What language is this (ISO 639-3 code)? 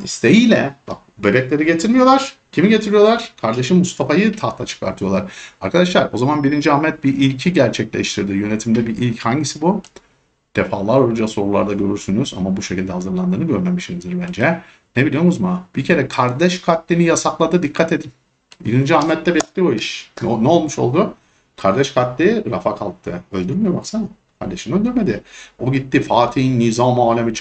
tur